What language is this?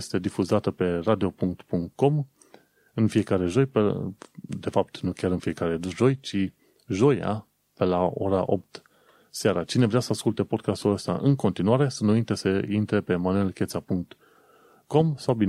Romanian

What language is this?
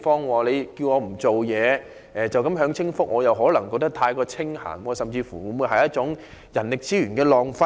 Cantonese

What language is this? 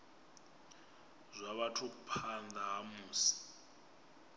Venda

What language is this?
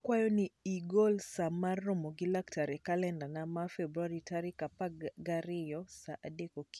Luo (Kenya and Tanzania)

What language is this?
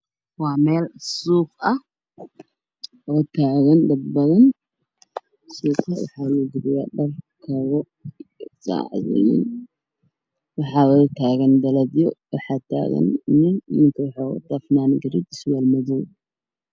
Somali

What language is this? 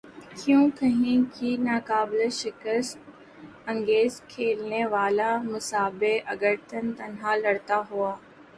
Urdu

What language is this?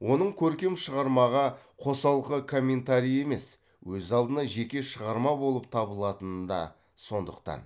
Kazakh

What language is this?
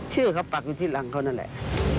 Thai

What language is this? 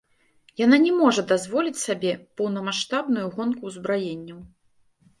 Belarusian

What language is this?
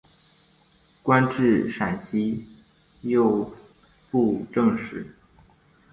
Chinese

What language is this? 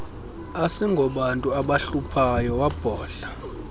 Xhosa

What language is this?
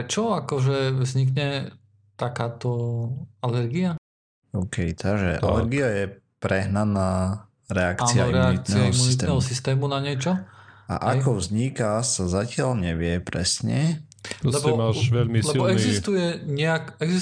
Slovak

